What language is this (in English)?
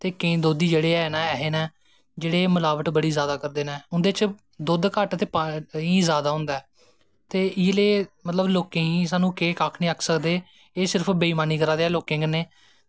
Dogri